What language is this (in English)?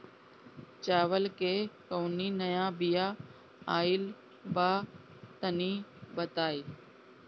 Bhojpuri